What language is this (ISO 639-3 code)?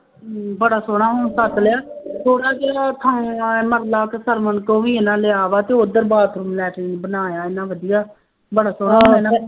pan